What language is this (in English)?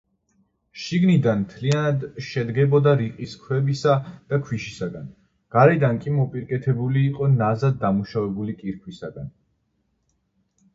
Georgian